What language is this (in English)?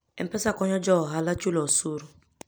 Luo (Kenya and Tanzania)